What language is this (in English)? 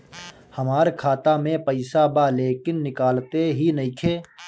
Bhojpuri